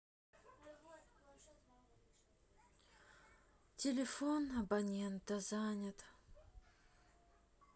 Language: Russian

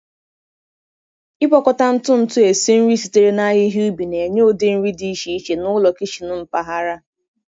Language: Igbo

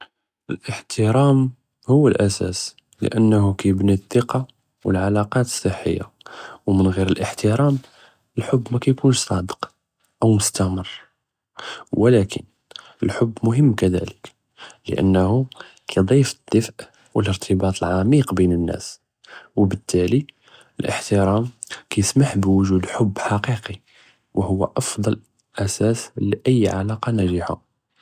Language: Judeo-Arabic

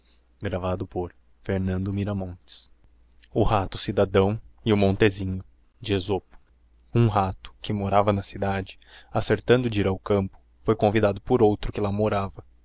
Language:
Portuguese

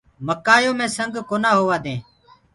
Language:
Gurgula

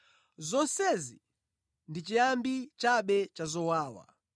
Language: Nyanja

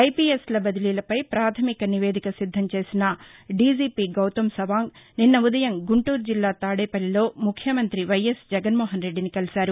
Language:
Telugu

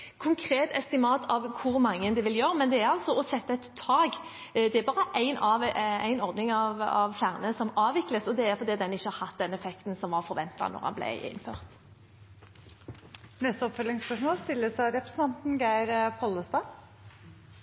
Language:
Norwegian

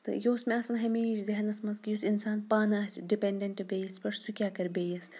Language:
Kashmiri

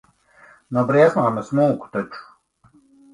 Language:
Latvian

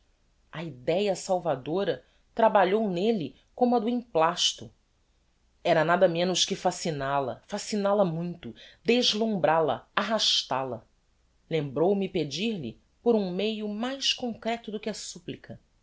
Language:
Portuguese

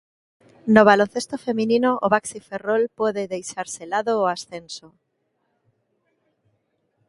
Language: Galician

